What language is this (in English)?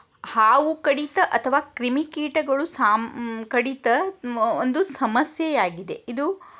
Kannada